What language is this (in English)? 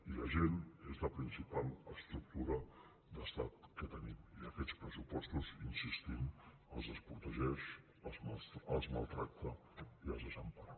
Catalan